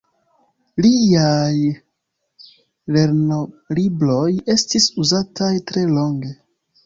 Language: Esperanto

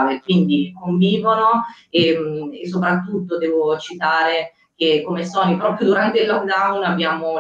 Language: Italian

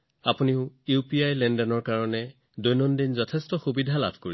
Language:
Assamese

